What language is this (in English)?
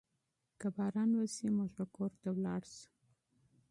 Pashto